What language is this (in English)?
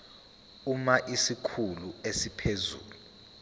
Zulu